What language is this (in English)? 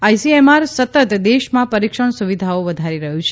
Gujarati